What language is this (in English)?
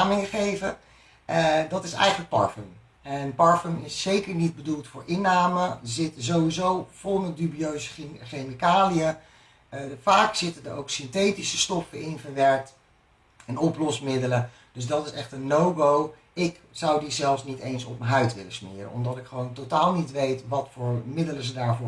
Dutch